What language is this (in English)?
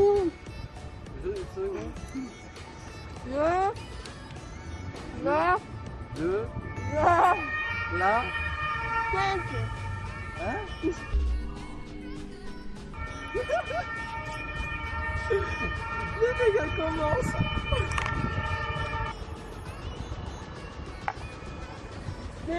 French